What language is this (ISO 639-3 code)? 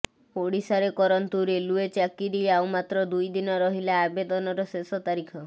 ori